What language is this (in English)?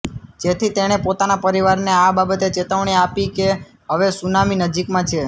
Gujarati